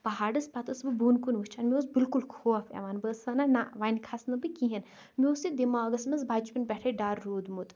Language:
Kashmiri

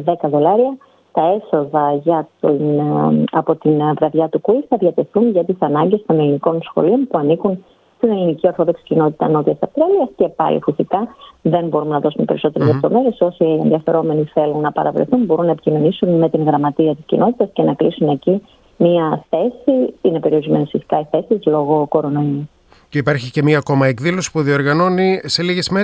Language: Greek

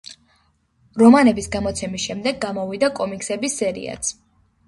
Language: Georgian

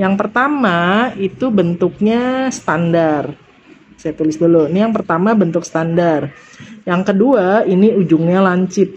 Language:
Indonesian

